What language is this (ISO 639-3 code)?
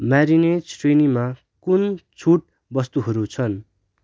nep